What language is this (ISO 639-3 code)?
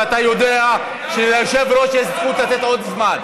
heb